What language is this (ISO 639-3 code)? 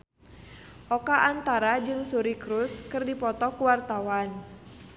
sun